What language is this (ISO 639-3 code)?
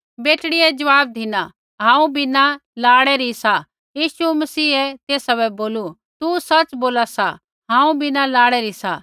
kfx